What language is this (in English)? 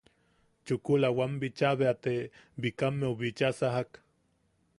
Yaqui